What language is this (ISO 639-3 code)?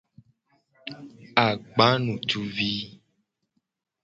gej